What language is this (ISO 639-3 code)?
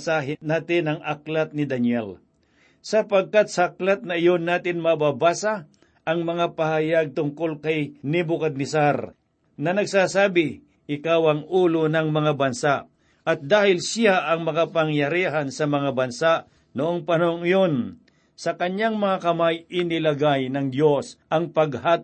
fil